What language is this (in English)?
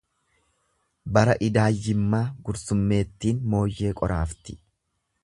Oromo